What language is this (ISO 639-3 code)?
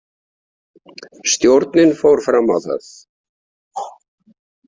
isl